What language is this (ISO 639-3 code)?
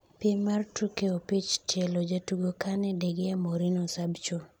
luo